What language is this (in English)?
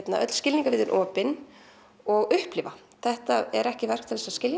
Icelandic